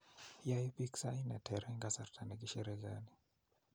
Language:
Kalenjin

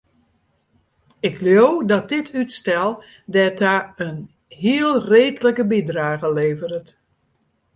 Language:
Western Frisian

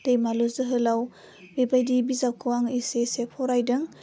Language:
Bodo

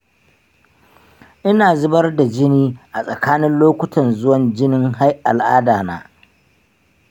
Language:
Hausa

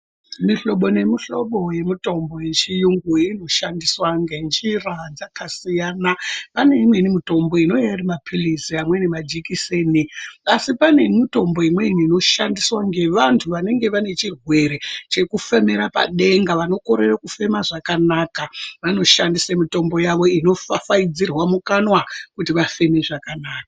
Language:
Ndau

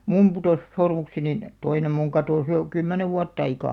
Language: Finnish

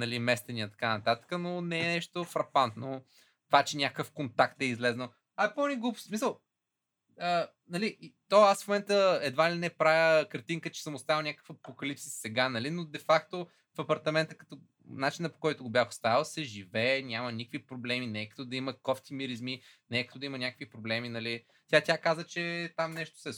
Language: Bulgarian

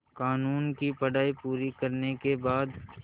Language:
Hindi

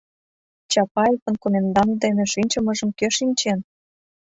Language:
Mari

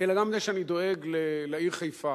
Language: Hebrew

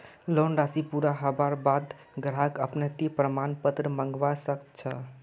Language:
Magahi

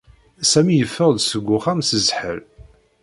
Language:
Kabyle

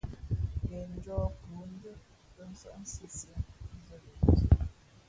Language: Fe'fe'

